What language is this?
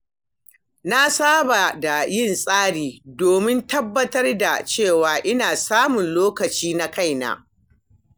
Hausa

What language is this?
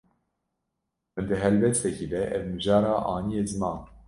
Kurdish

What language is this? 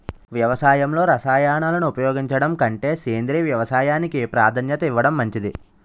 Telugu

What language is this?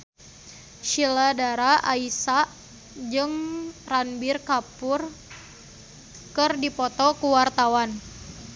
Sundanese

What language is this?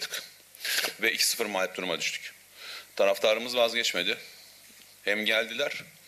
Turkish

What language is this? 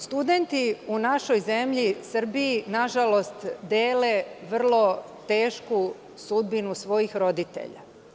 Serbian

